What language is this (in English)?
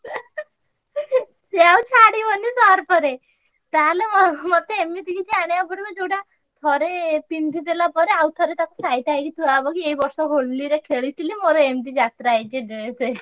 Odia